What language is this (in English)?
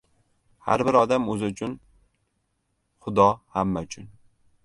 Uzbek